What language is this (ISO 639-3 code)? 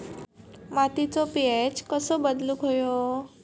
mar